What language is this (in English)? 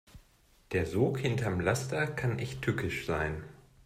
German